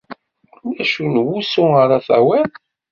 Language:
Kabyle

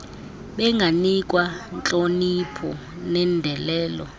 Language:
Xhosa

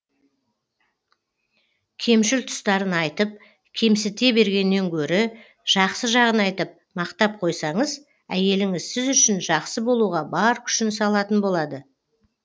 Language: Kazakh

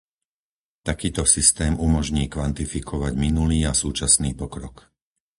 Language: Slovak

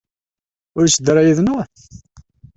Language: Kabyle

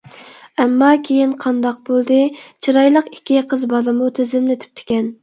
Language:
Uyghur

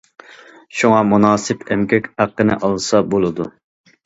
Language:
Uyghur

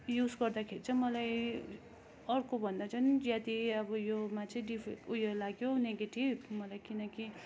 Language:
Nepali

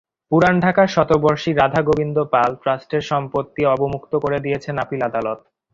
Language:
Bangla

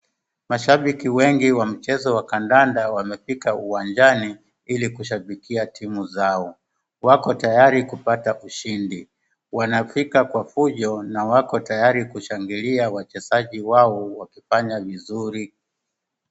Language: Swahili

